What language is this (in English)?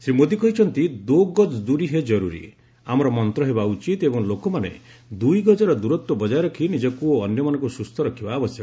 Odia